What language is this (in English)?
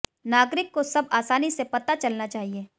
Hindi